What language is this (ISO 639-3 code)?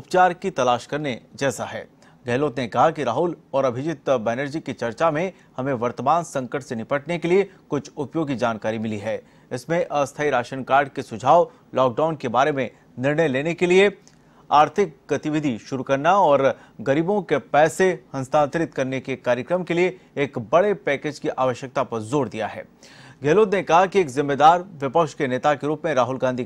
hin